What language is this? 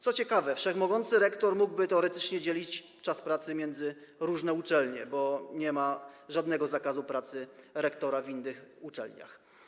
Polish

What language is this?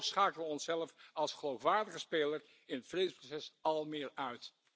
Dutch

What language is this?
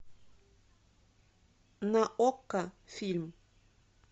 Russian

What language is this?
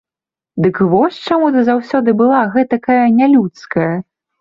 Belarusian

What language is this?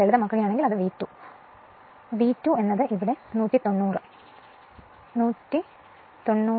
Malayalam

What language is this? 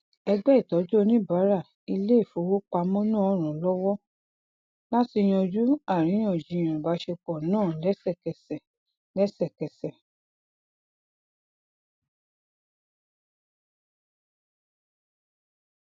Yoruba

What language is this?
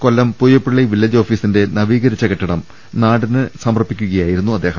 Malayalam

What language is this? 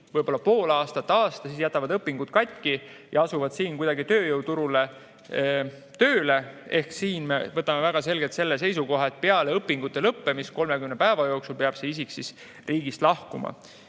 Estonian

